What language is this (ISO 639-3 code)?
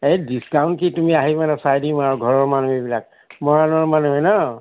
asm